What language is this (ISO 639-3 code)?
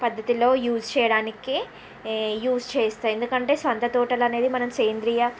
tel